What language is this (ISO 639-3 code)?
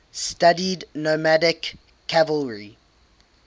eng